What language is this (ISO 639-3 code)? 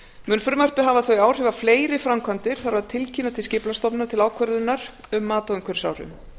isl